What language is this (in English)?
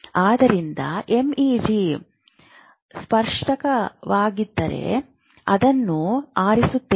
Kannada